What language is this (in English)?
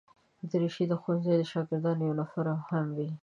Pashto